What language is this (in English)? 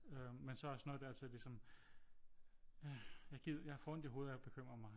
Danish